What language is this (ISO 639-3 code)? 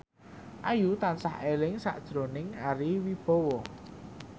jav